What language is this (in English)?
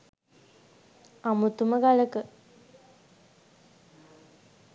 Sinhala